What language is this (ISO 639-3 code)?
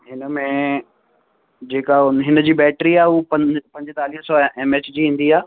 snd